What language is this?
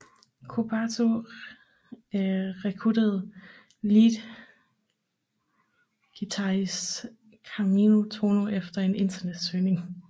Danish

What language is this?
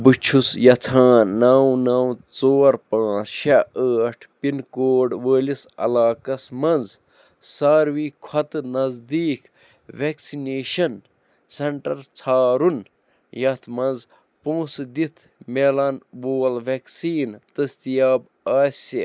Kashmiri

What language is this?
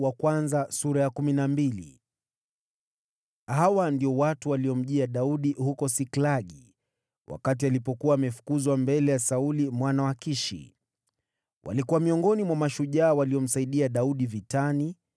Swahili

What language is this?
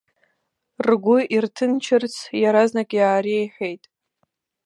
Abkhazian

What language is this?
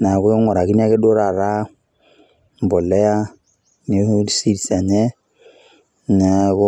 Masai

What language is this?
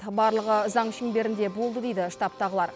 Kazakh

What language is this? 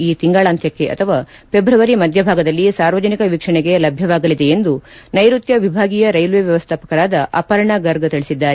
Kannada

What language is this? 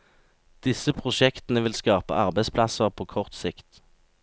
Norwegian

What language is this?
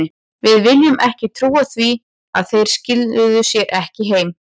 Icelandic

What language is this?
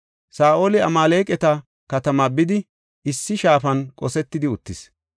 Gofa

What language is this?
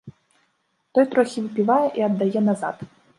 Belarusian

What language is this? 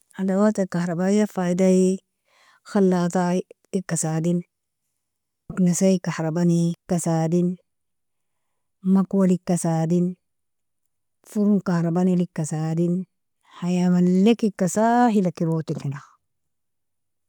Nobiin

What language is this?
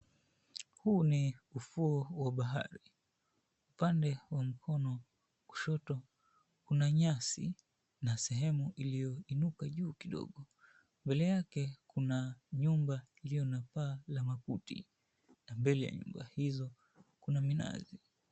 Swahili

